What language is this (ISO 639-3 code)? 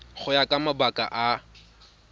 tsn